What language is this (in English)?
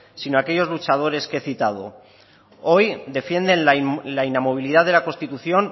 Spanish